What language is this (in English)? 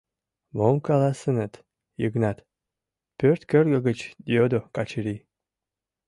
Mari